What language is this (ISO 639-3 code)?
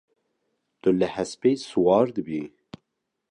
kur